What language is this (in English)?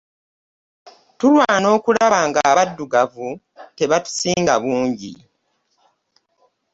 Ganda